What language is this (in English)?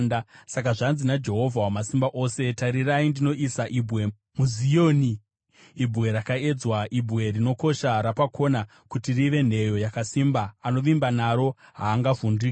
Shona